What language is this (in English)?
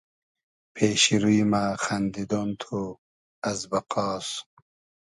Hazaragi